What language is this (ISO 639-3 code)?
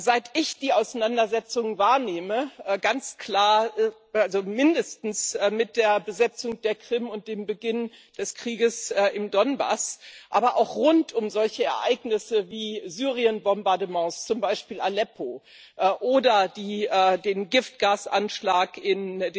deu